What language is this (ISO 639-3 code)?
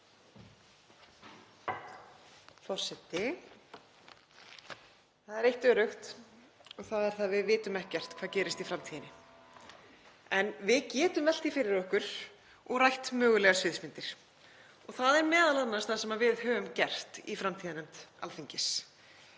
isl